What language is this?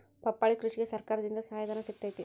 Kannada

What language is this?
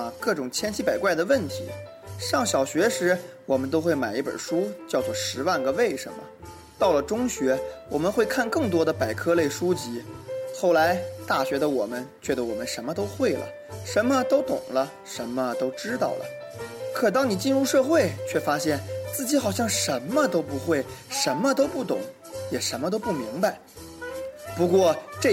Chinese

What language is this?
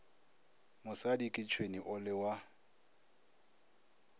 Northern Sotho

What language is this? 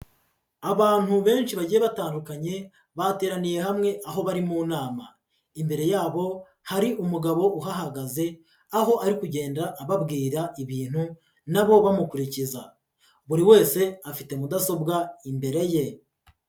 Kinyarwanda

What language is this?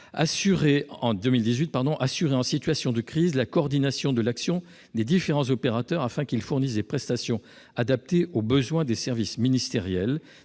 French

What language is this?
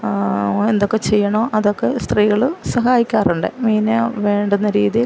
Malayalam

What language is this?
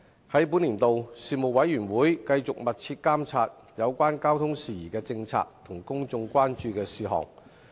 Cantonese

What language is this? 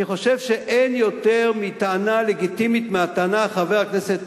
Hebrew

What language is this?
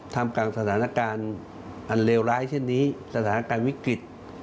Thai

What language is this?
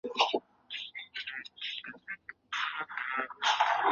Chinese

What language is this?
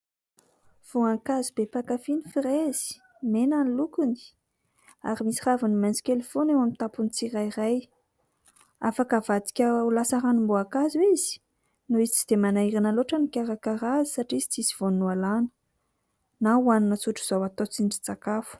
Malagasy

